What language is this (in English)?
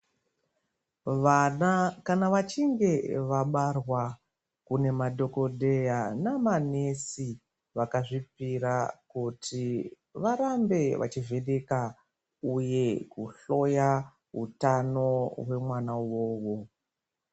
Ndau